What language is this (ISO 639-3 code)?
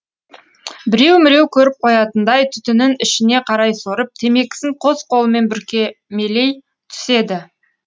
kaz